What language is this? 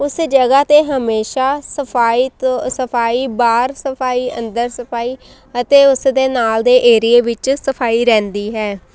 Punjabi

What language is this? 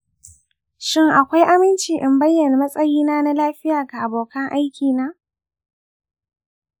Hausa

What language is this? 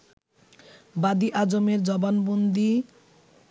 Bangla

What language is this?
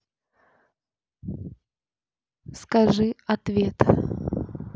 Russian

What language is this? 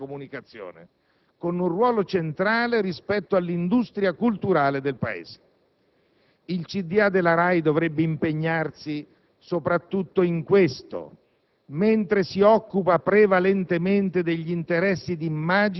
Italian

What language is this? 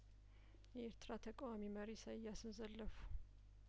Amharic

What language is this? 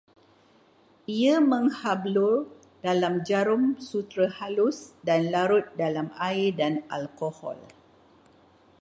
Malay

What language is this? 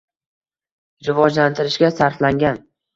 Uzbek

